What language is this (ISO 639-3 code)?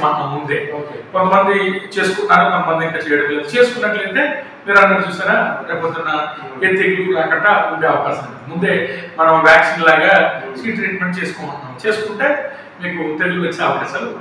tel